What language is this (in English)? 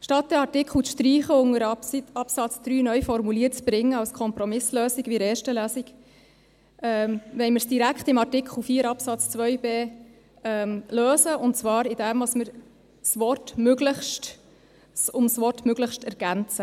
Swiss German